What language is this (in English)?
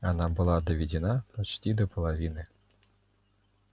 Russian